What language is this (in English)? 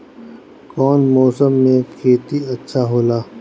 Bhojpuri